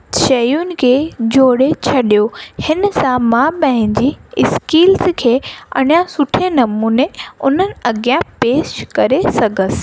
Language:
Sindhi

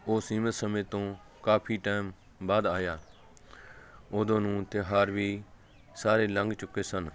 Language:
Punjabi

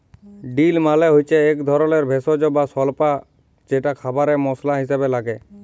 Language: Bangla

